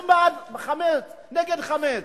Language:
Hebrew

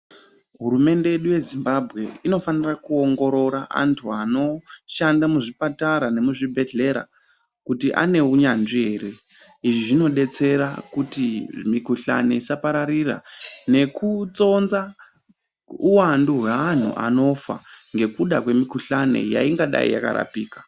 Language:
Ndau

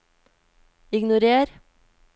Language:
Norwegian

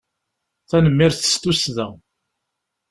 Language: Kabyle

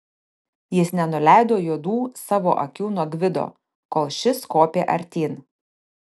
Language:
Lithuanian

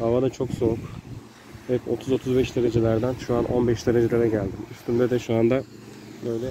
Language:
Turkish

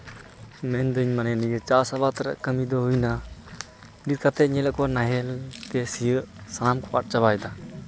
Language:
Santali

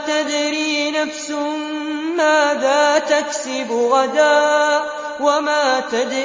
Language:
Arabic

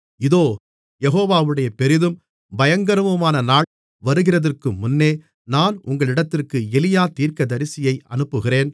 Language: Tamil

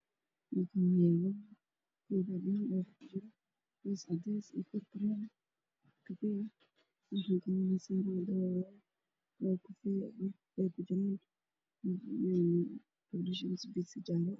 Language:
Somali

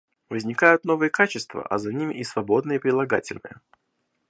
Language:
Russian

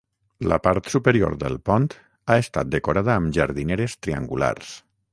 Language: Catalan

